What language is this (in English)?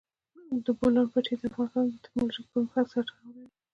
Pashto